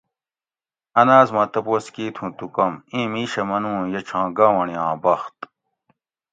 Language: Gawri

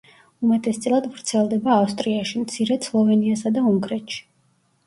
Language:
Georgian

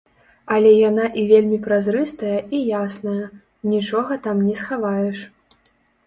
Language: Belarusian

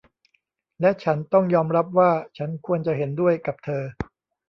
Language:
Thai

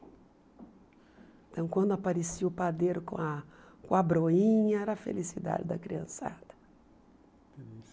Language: Portuguese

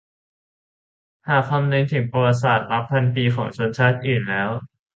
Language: Thai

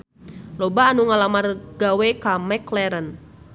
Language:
Sundanese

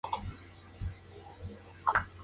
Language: Spanish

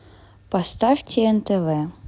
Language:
Russian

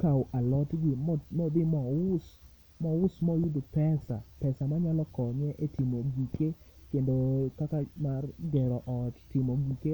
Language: Luo (Kenya and Tanzania)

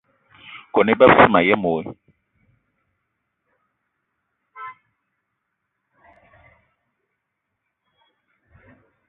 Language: Eton (Cameroon)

